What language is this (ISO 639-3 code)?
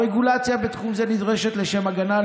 heb